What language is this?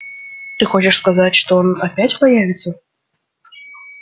Russian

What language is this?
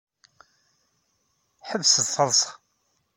Kabyle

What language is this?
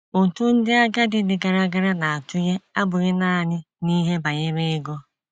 Igbo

